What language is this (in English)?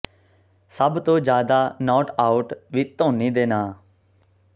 Punjabi